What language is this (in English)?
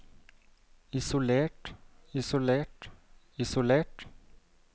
Norwegian